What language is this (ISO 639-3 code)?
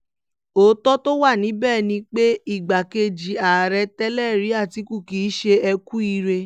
yor